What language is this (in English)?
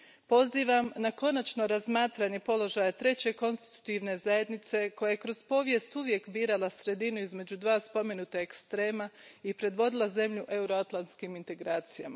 Croatian